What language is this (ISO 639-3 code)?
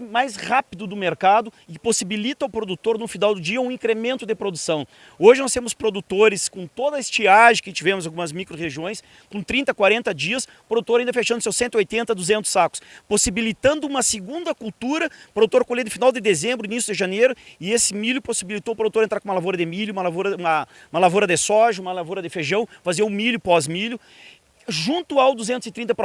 por